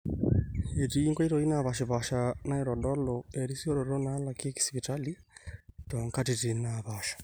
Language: Masai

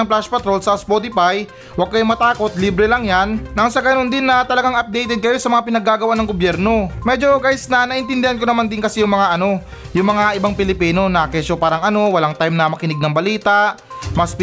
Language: Filipino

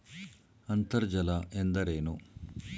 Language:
Kannada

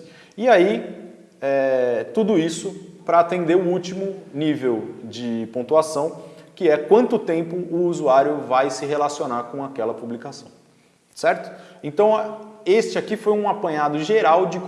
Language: Portuguese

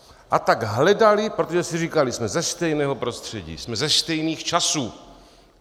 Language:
Czech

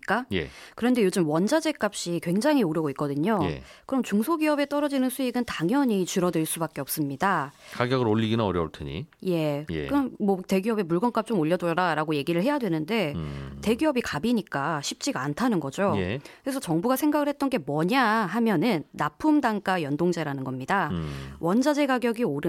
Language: Korean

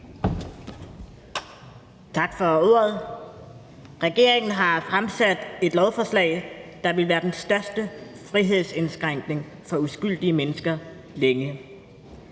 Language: Danish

